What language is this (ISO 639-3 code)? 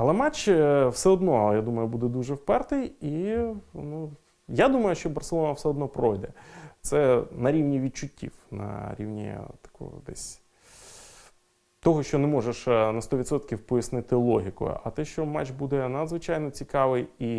ukr